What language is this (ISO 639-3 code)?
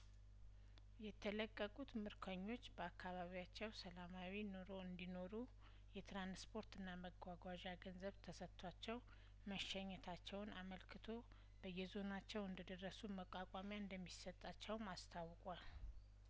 amh